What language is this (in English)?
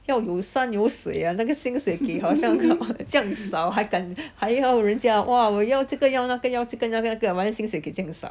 English